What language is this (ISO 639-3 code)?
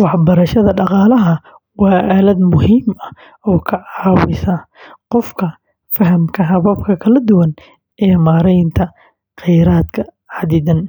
som